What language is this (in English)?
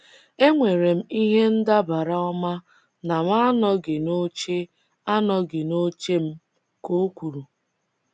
Igbo